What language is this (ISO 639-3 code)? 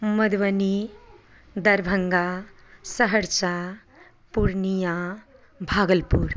mai